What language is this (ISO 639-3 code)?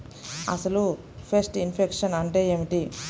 tel